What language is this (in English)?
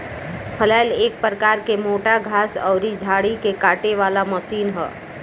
Bhojpuri